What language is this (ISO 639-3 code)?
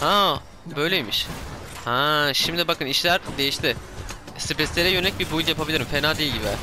tur